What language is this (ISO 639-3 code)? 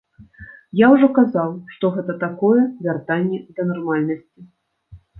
bel